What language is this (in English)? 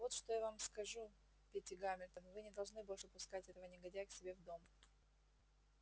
Russian